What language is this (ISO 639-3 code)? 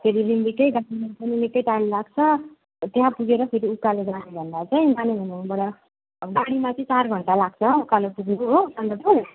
nep